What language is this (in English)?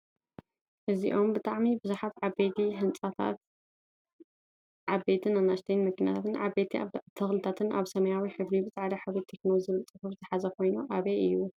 Tigrinya